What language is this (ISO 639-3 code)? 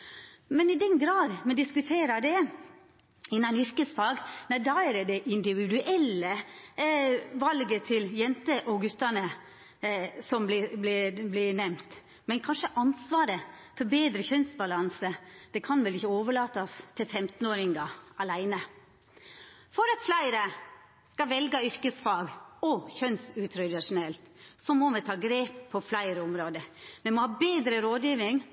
nno